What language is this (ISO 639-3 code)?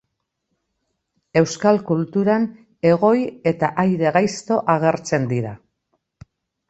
eus